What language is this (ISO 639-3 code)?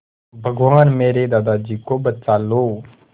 hin